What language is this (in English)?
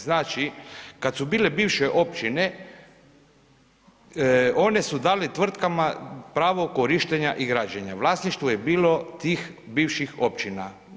Croatian